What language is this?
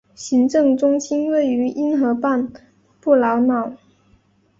Chinese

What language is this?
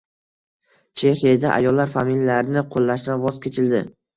Uzbek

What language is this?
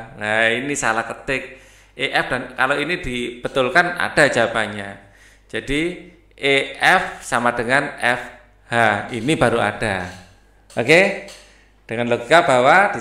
Indonesian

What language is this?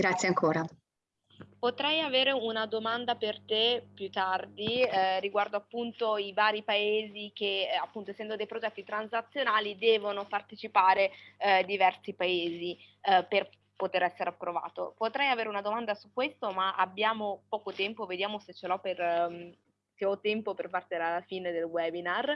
Italian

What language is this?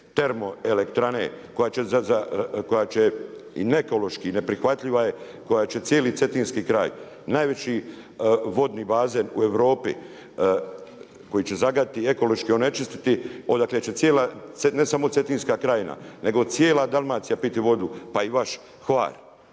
Croatian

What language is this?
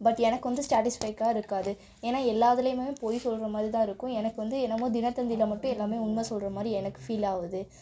Tamil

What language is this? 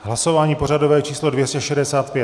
Czech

